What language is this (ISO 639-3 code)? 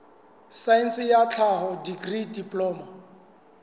sot